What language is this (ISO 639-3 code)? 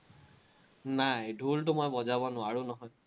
asm